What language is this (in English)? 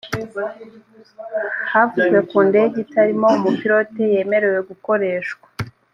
Kinyarwanda